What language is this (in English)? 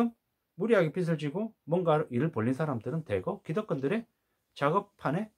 Korean